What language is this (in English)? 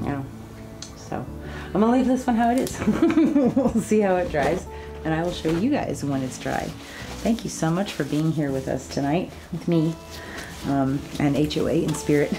English